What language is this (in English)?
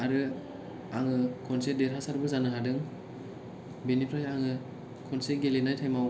Bodo